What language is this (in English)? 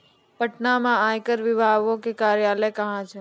Maithili